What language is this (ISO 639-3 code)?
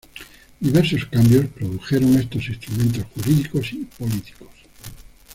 spa